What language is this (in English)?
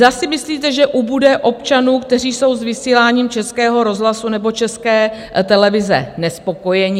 Czech